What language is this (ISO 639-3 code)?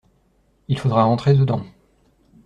fra